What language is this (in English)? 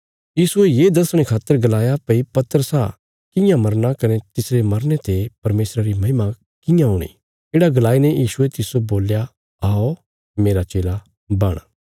Bilaspuri